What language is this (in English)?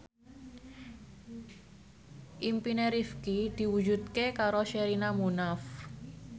Javanese